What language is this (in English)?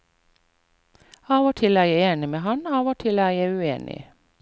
Norwegian